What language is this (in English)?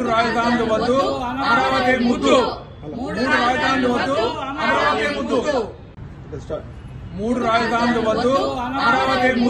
Arabic